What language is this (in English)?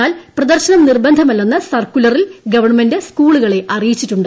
Malayalam